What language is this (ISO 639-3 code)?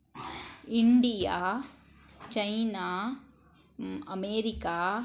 kan